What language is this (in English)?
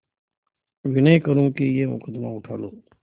Hindi